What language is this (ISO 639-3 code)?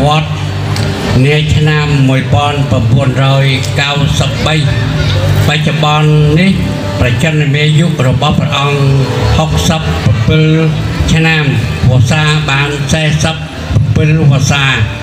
tha